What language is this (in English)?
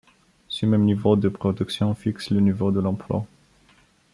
French